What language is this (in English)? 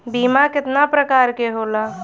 Bhojpuri